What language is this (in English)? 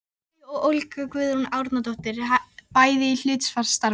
Icelandic